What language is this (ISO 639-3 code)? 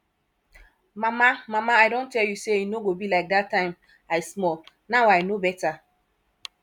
pcm